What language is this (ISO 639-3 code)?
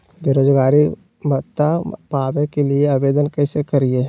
mag